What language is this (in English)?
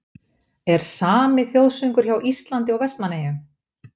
Icelandic